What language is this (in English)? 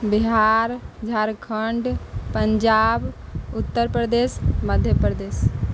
Maithili